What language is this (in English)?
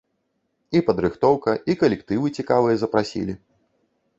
Belarusian